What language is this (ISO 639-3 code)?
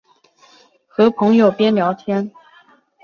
zho